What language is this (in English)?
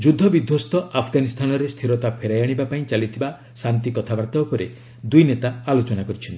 Odia